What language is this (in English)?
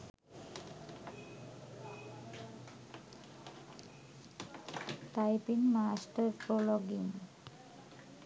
Sinhala